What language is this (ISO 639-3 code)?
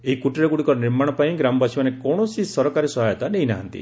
ori